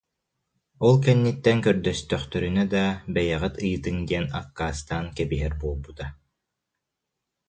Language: Yakut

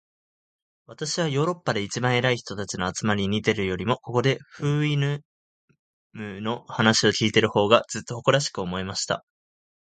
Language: Japanese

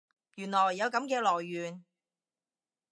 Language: Cantonese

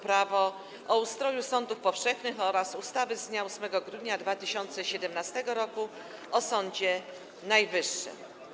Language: Polish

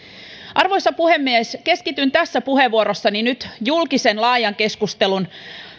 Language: Finnish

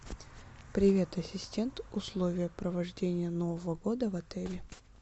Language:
Russian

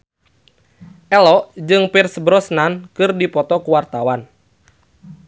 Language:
Sundanese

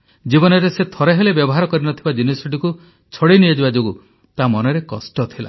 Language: Odia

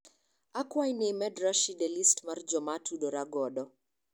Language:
Luo (Kenya and Tanzania)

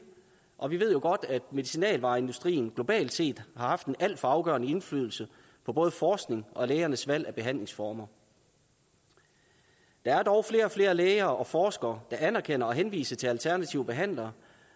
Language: Danish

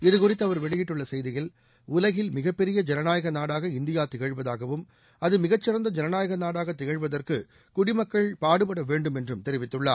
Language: Tamil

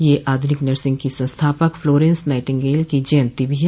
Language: Hindi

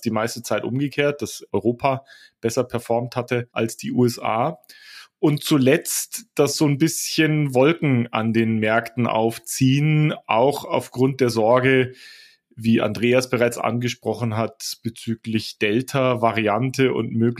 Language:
German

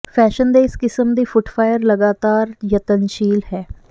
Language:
Punjabi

